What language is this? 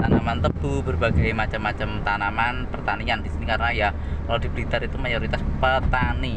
Indonesian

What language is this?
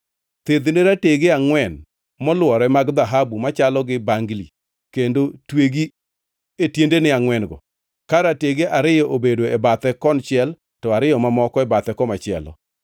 Luo (Kenya and Tanzania)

